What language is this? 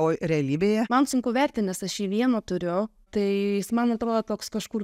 Lithuanian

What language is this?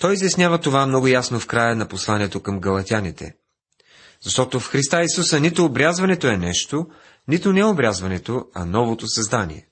Bulgarian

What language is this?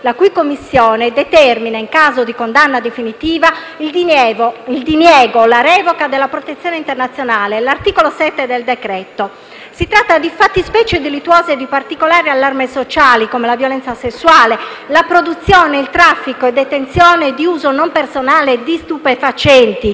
Italian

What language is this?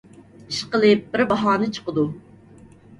Uyghur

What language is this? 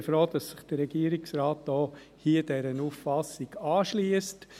Swiss German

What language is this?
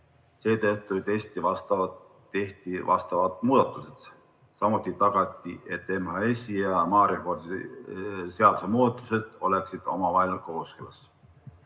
Estonian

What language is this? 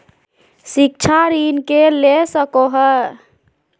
Magahi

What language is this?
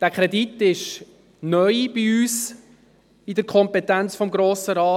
Swiss German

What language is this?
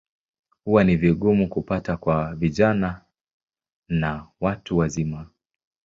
Swahili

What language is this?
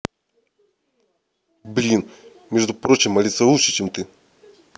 Russian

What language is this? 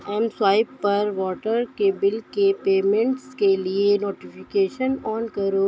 Urdu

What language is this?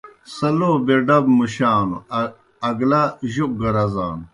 Kohistani Shina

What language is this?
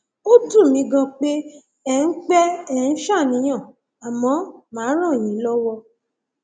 Yoruba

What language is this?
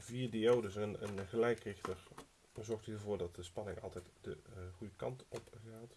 Dutch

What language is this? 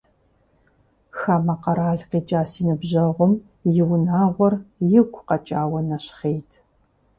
Kabardian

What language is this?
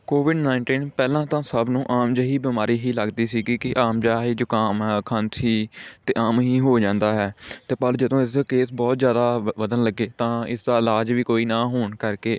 Punjabi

